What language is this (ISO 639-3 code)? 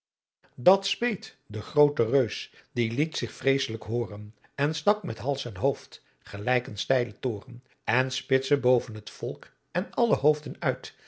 nld